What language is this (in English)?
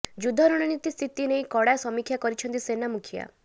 Odia